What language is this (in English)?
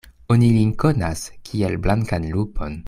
Esperanto